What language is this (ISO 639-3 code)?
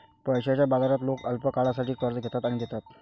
mar